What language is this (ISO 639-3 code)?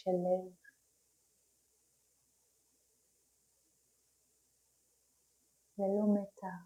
heb